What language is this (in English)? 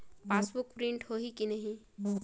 Chhattisgarhi